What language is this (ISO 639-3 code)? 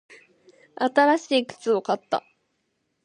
jpn